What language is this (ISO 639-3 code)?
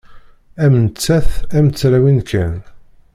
kab